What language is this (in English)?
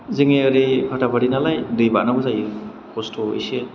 Bodo